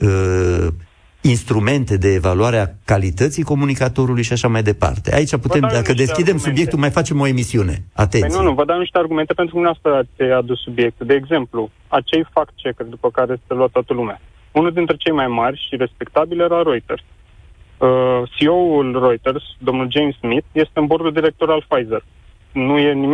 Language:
Romanian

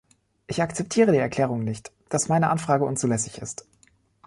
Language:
German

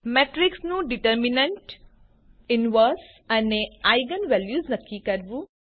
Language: Gujarati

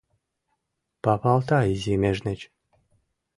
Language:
Mari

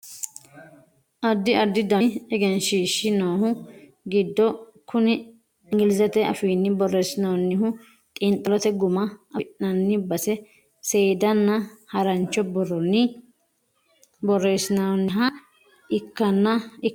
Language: Sidamo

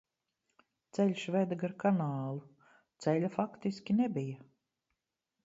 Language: Latvian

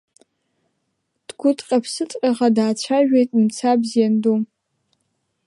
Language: Abkhazian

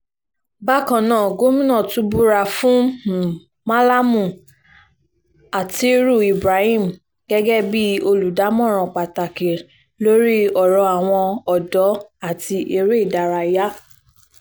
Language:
Yoruba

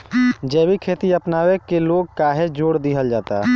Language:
Bhojpuri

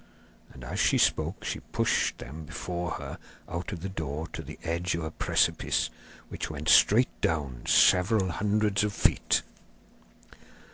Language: English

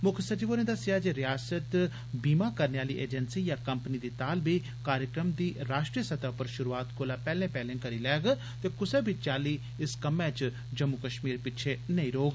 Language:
Dogri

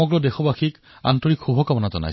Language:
Assamese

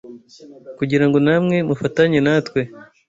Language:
Kinyarwanda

